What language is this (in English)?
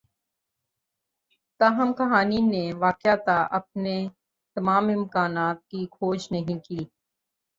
Urdu